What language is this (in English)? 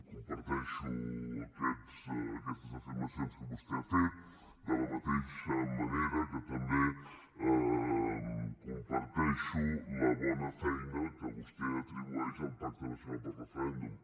Catalan